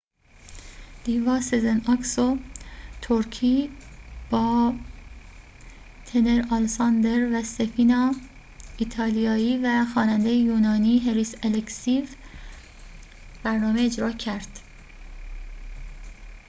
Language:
Persian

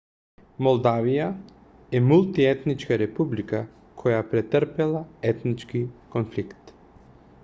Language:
Macedonian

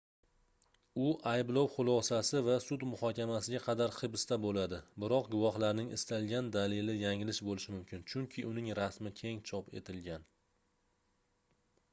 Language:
Uzbek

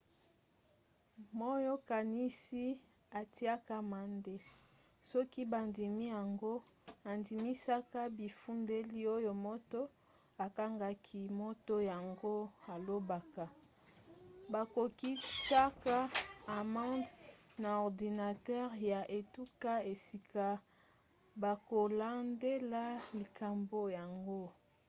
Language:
Lingala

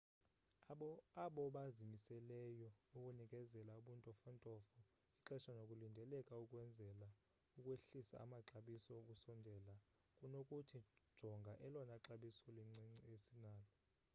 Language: Xhosa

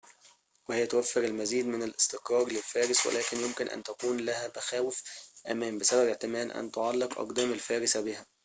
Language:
Arabic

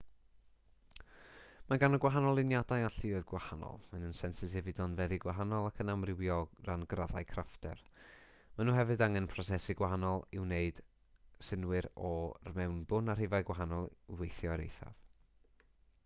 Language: Welsh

